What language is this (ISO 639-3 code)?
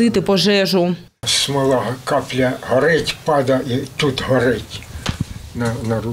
ukr